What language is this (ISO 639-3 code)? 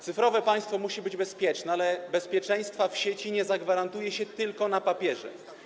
pol